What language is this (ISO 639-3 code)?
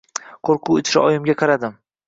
uzb